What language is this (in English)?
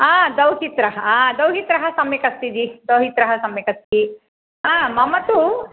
Sanskrit